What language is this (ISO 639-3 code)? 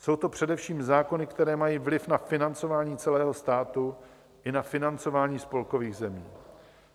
ces